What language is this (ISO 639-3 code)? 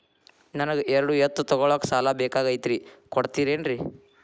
kan